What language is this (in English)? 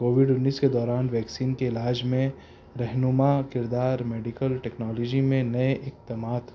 Urdu